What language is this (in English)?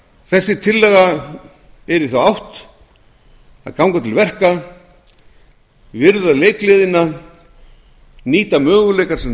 Icelandic